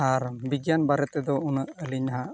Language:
Santali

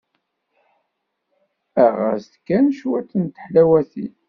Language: Kabyle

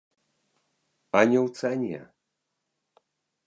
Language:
Belarusian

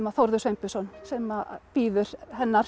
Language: Icelandic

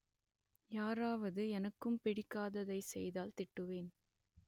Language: Tamil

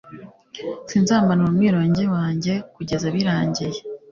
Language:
Kinyarwanda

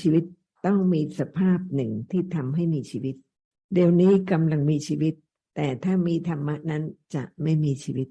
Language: Thai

